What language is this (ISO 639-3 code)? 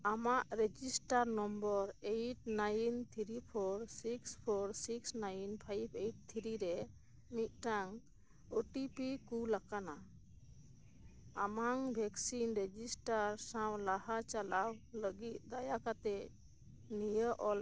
sat